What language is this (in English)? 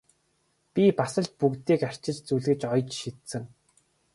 Mongolian